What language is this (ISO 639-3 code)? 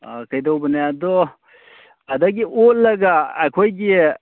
mni